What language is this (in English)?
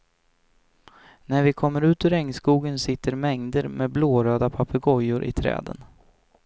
Swedish